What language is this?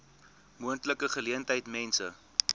Afrikaans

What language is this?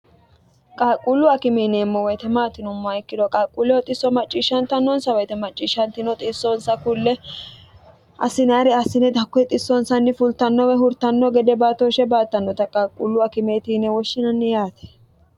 Sidamo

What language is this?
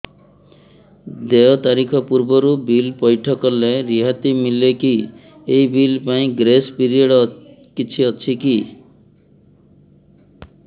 Odia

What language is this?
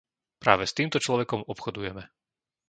Slovak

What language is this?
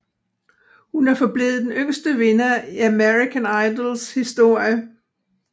Danish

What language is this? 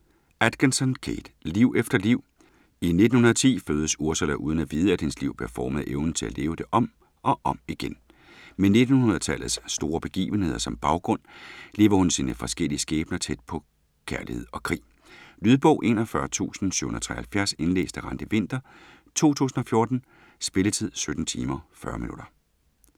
Danish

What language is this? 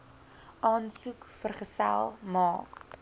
Afrikaans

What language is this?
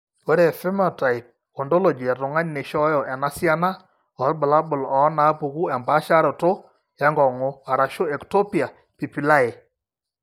Masai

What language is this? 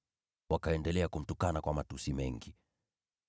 Swahili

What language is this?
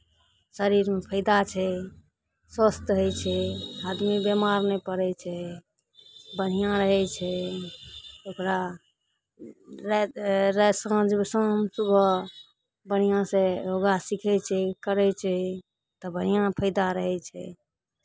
Maithili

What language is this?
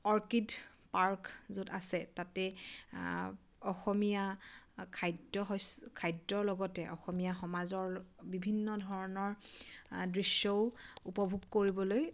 Assamese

